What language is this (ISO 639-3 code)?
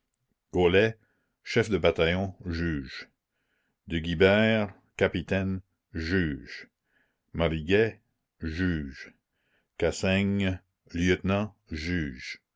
fra